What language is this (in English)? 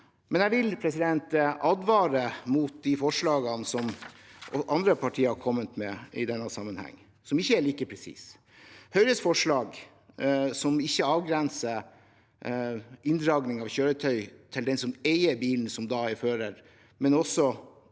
Norwegian